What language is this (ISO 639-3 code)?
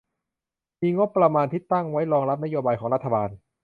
tha